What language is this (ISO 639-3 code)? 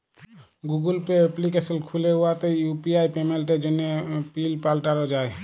ben